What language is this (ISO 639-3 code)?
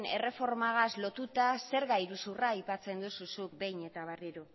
eus